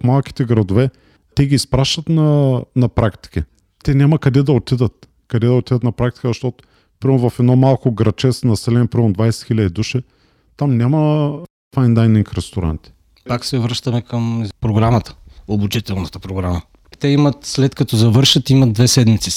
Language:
Bulgarian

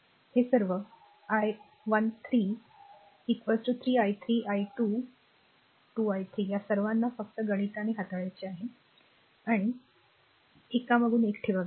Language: Marathi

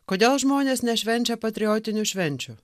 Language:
Lithuanian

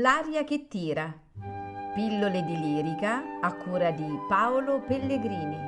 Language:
Italian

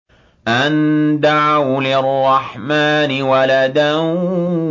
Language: Arabic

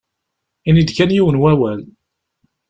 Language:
Kabyle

